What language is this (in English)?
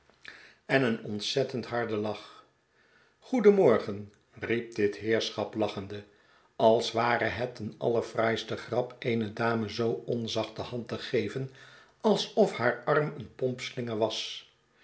Dutch